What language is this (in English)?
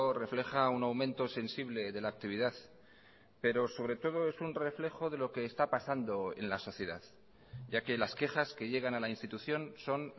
Spanish